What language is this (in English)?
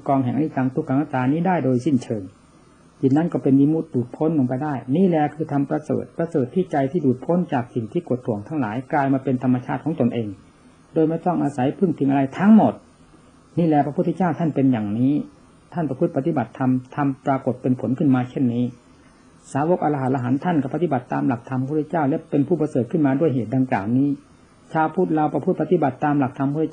Thai